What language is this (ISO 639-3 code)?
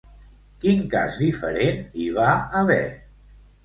cat